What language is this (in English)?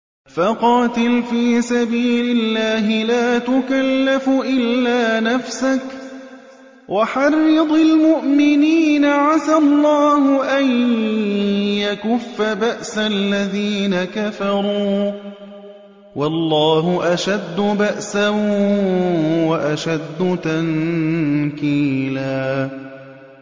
Arabic